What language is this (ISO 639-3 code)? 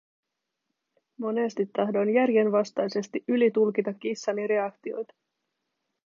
fin